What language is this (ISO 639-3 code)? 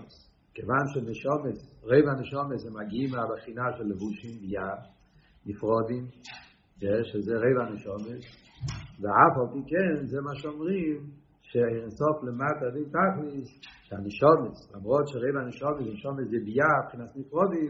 heb